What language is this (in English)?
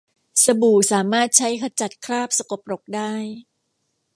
Thai